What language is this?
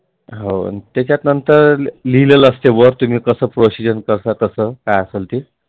Marathi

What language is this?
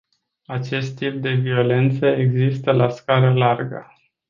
Romanian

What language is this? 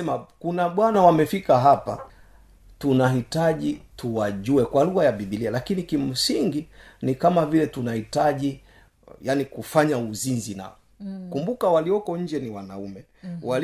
Swahili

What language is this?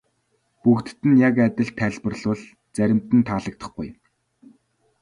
Mongolian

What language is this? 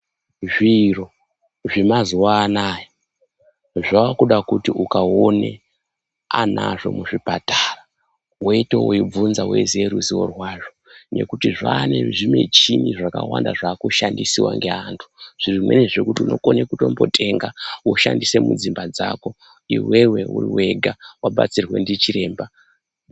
Ndau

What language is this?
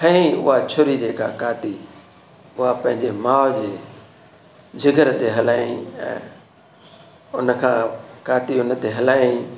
Sindhi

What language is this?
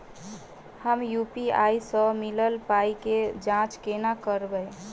Maithili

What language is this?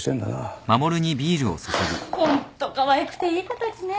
Japanese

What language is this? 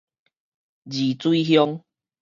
Min Nan Chinese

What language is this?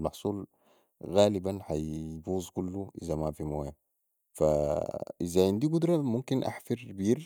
Sudanese Arabic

